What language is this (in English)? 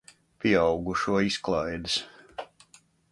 Latvian